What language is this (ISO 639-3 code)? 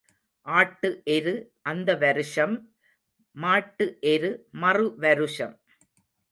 tam